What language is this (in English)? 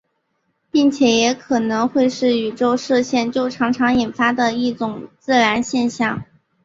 Chinese